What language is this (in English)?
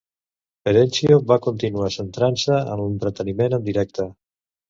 Catalan